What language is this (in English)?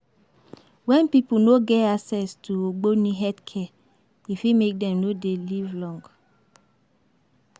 Nigerian Pidgin